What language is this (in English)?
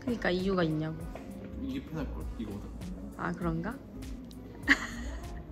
Korean